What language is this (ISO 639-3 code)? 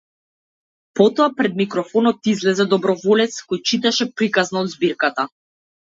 mkd